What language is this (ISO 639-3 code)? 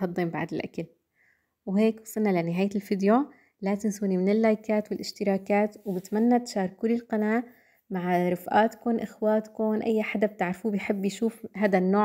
ara